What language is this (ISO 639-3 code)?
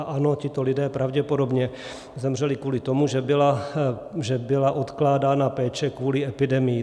ces